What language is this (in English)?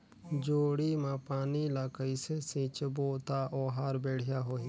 Chhattisgarhi